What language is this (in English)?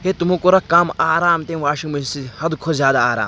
Kashmiri